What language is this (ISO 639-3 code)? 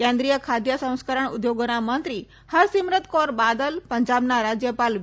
guj